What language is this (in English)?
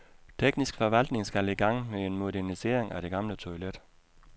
Danish